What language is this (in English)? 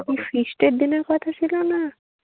Bangla